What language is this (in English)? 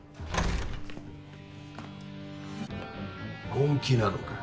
Japanese